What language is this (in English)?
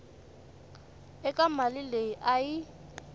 Tsonga